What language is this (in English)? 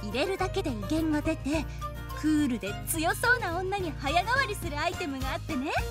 Japanese